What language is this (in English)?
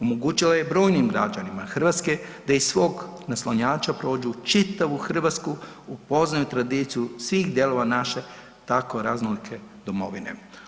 Croatian